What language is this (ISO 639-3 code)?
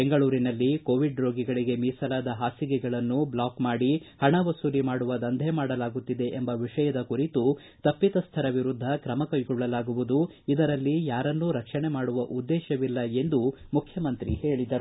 kan